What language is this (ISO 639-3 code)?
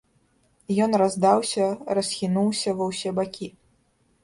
bel